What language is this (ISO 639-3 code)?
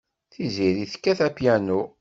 kab